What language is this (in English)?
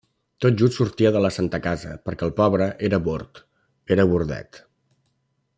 Catalan